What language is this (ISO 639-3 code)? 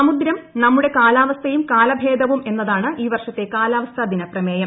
mal